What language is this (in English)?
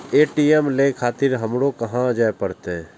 Maithili